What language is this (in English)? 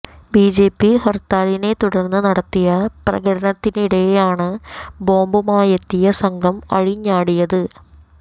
Malayalam